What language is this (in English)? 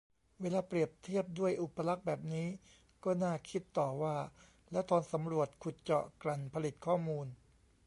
Thai